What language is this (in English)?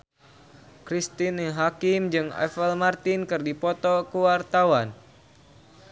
Sundanese